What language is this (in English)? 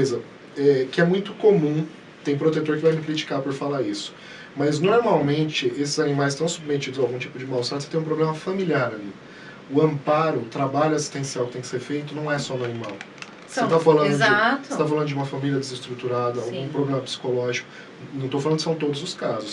Portuguese